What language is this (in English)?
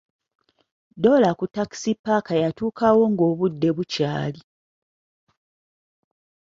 Ganda